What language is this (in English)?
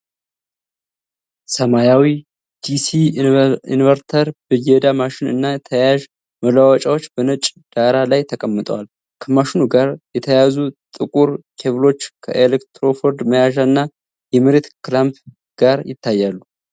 Amharic